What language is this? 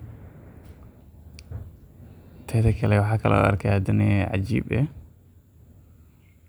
Somali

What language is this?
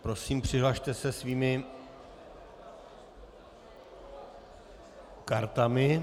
Czech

